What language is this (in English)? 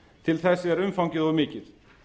Icelandic